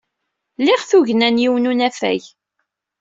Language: Kabyle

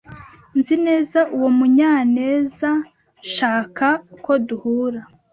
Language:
Kinyarwanda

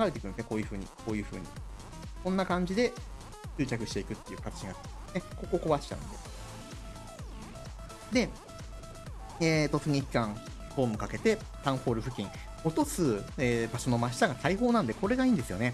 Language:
Japanese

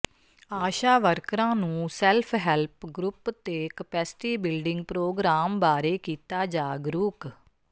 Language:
Punjabi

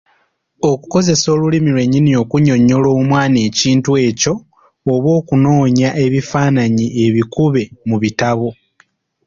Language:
Ganda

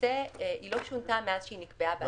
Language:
Hebrew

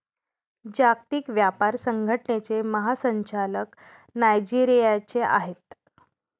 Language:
Marathi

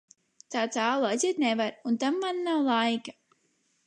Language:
Latvian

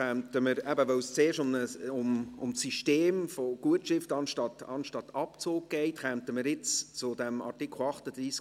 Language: Swiss German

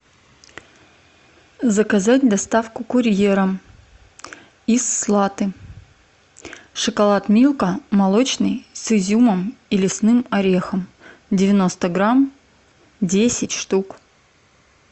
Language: Russian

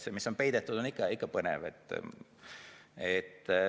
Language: Estonian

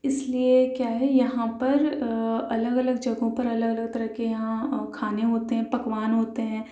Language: Urdu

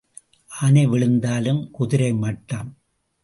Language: Tamil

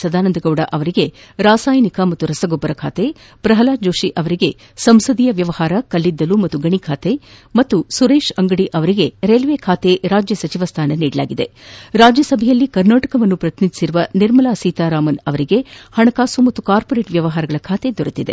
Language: Kannada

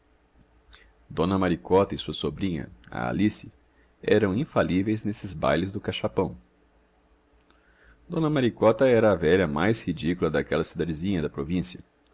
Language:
Portuguese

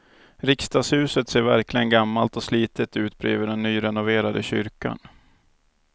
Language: Swedish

